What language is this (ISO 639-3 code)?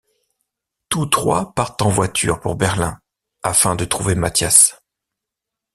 fra